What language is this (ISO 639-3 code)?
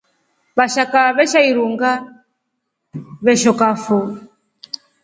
rof